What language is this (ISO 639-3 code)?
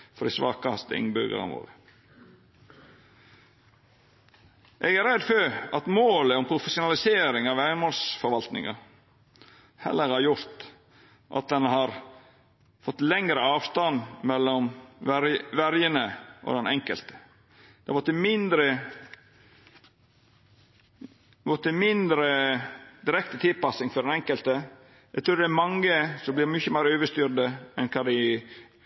nno